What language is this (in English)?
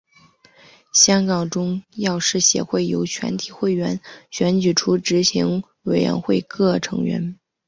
Chinese